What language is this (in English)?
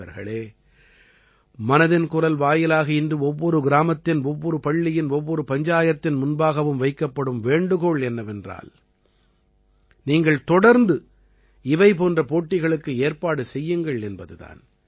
Tamil